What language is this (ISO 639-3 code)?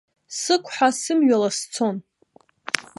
abk